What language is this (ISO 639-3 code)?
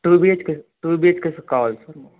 tel